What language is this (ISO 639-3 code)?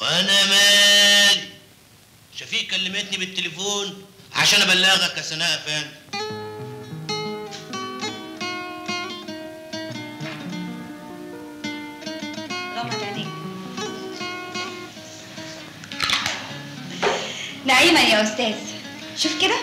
ara